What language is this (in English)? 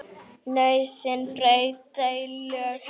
Icelandic